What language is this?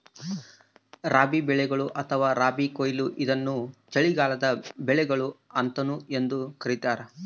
Kannada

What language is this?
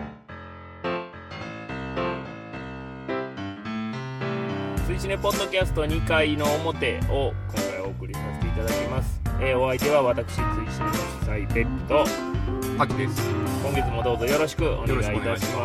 Japanese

